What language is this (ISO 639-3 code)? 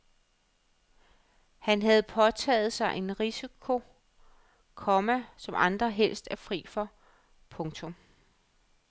dan